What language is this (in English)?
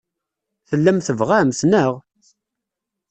Kabyle